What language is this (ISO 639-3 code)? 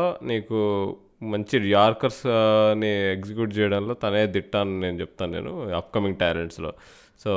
tel